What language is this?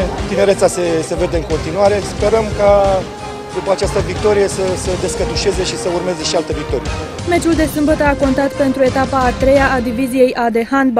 Romanian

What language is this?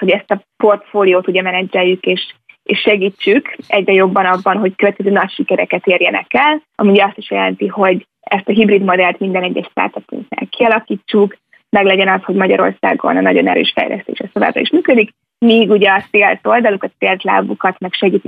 Hungarian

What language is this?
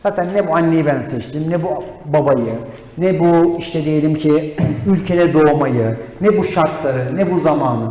Turkish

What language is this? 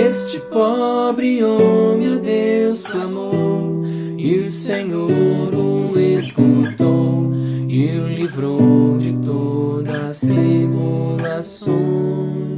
Portuguese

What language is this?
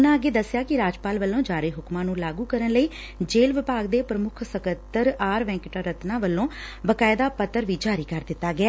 Punjabi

